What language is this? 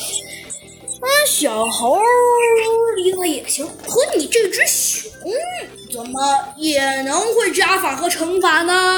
Chinese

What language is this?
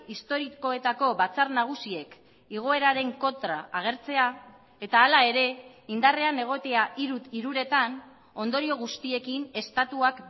Basque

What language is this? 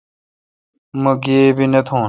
Kalkoti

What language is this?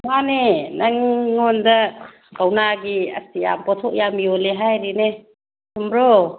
Manipuri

